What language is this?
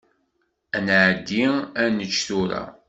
Kabyle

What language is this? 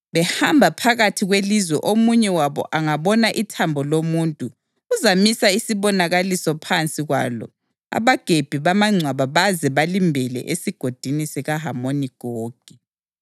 North Ndebele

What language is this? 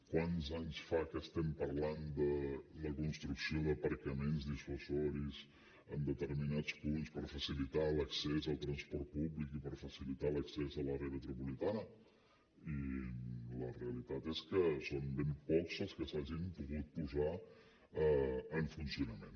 Catalan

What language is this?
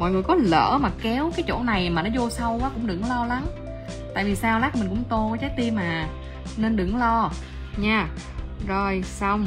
Vietnamese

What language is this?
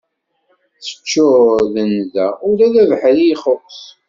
Kabyle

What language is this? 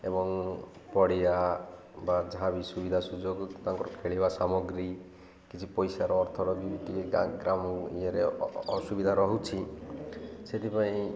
Odia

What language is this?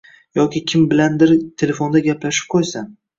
Uzbek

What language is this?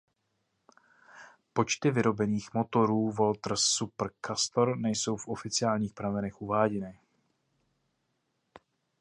Czech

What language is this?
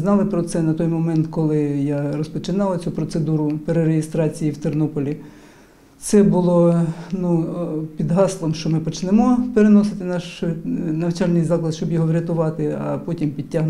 Ukrainian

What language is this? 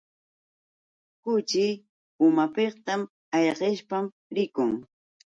Yauyos Quechua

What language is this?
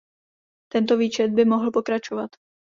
Czech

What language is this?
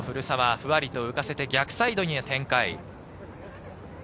Japanese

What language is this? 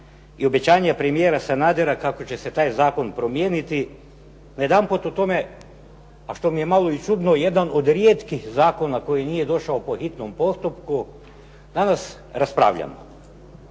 Croatian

